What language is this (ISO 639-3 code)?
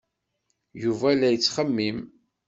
kab